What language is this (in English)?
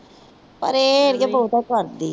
Punjabi